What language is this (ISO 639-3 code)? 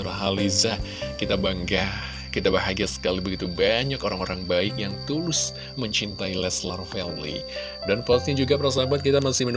ind